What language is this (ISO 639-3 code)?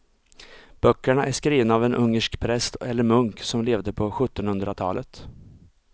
swe